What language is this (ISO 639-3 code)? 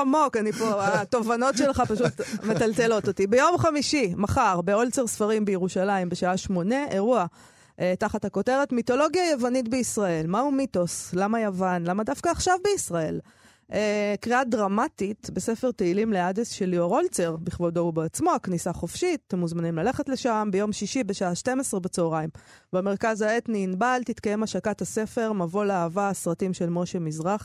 heb